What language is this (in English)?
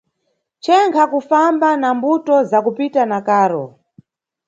Nyungwe